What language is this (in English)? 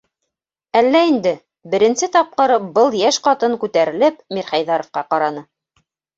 Bashkir